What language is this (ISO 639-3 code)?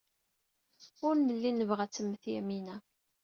kab